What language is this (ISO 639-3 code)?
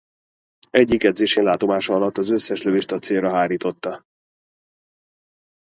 hun